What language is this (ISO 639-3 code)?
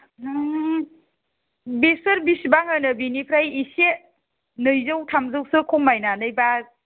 brx